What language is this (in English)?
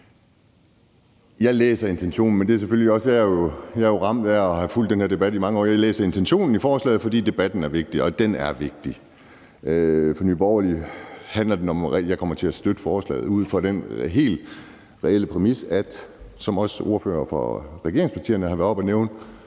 Danish